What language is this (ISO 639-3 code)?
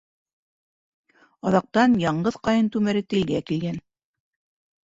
bak